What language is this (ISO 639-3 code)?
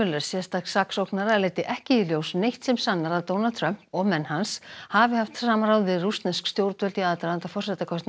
isl